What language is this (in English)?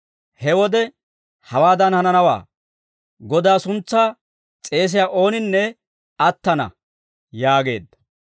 Dawro